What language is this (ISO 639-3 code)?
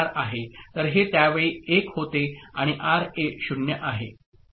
mar